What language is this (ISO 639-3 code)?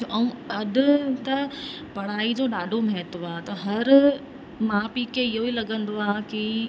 snd